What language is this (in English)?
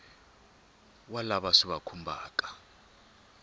Tsonga